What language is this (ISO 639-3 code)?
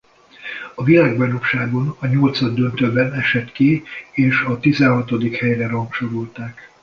hun